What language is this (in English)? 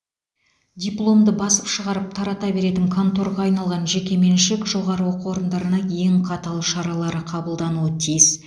Kazakh